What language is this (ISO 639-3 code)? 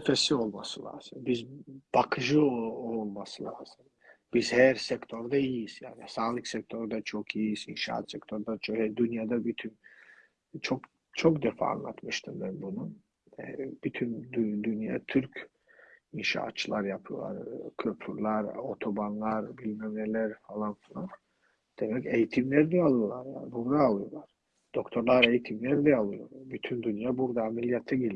tur